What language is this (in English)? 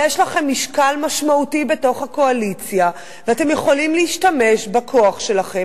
Hebrew